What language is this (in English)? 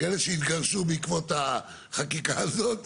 Hebrew